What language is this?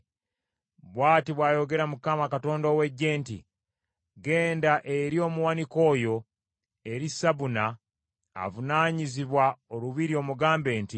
Ganda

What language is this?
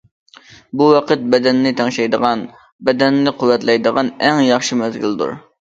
Uyghur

